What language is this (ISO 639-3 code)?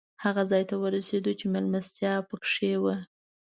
pus